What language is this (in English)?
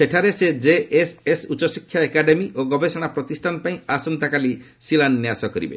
Odia